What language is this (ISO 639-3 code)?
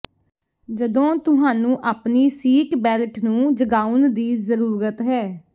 pan